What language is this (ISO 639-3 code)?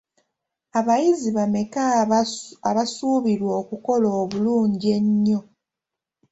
lug